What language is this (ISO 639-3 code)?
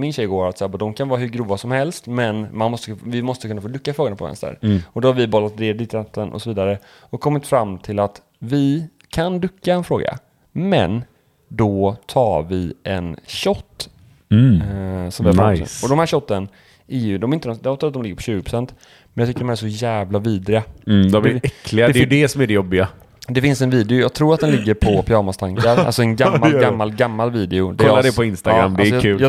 swe